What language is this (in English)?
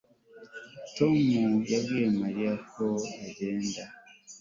Kinyarwanda